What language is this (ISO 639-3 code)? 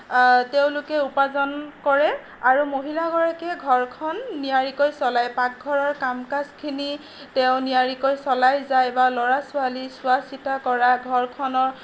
asm